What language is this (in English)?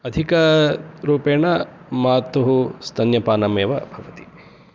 Sanskrit